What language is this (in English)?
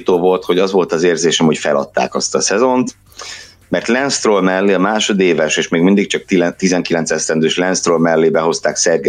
Hungarian